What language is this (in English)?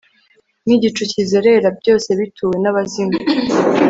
Kinyarwanda